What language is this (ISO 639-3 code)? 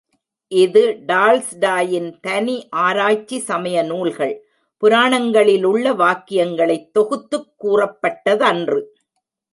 tam